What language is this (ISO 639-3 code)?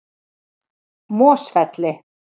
isl